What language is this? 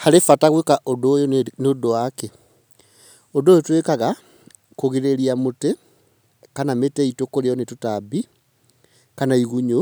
Kikuyu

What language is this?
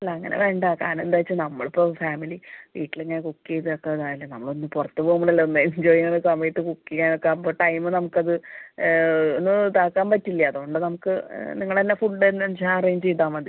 Malayalam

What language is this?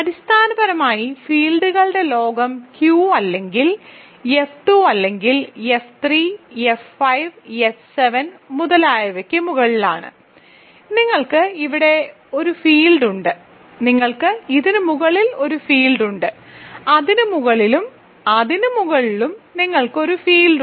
Malayalam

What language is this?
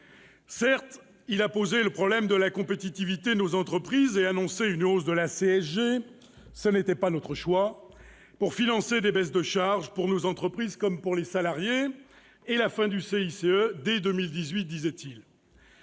French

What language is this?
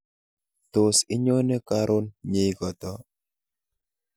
Kalenjin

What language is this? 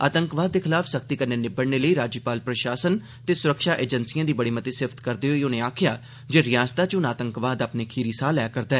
Dogri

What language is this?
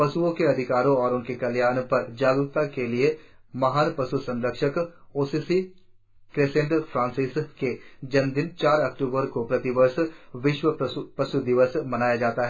Hindi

